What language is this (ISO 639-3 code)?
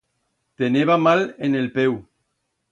arg